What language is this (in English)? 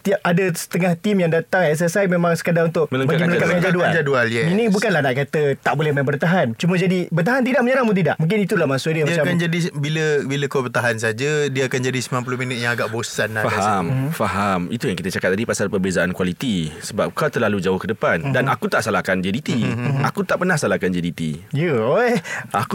Malay